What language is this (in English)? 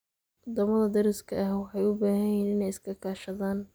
Somali